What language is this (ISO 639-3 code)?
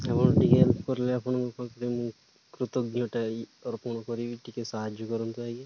ori